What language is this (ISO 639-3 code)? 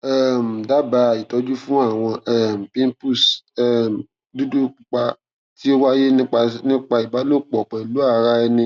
yor